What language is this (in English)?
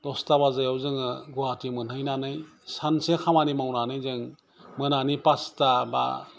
Bodo